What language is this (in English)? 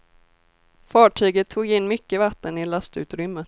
Swedish